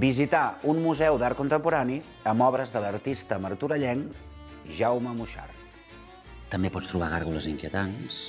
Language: Catalan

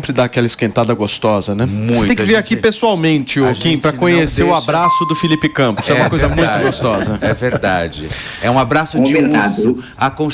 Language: Portuguese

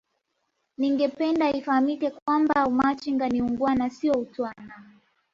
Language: Swahili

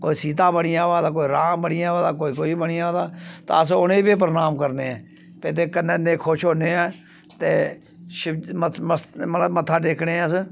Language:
Dogri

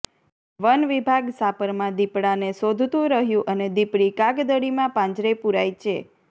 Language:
Gujarati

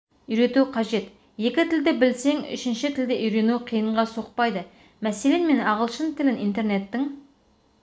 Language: Kazakh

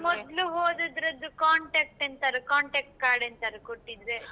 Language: Kannada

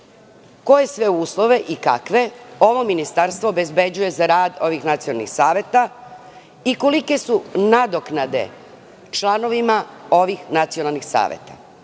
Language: Serbian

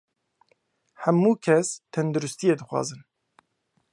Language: Kurdish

